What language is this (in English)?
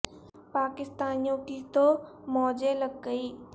Urdu